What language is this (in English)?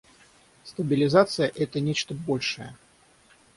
Russian